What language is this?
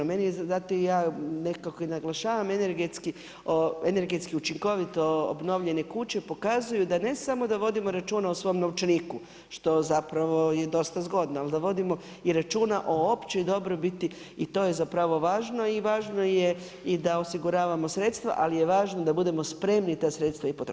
Croatian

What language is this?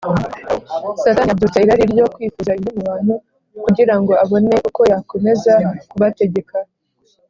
Kinyarwanda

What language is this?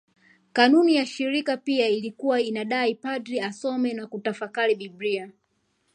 Swahili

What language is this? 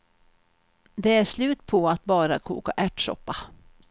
Swedish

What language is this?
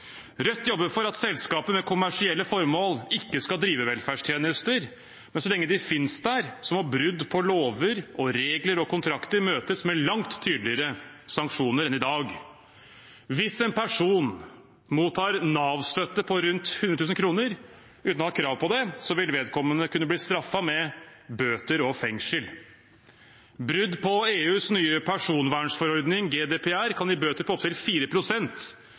Norwegian Bokmål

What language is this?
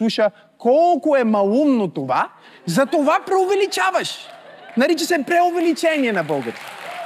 Bulgarian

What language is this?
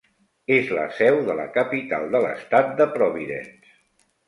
Catalan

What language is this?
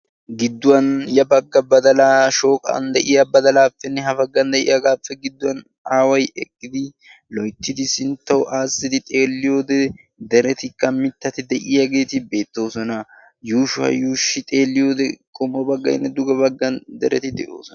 Wolaytta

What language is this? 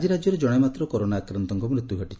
Odia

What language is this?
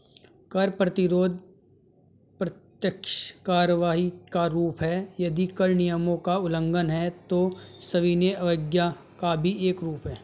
Hindi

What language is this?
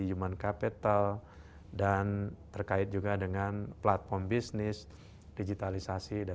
Indonesian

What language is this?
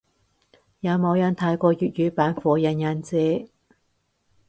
Cantonese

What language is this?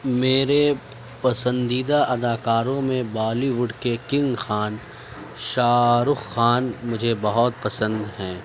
Urdu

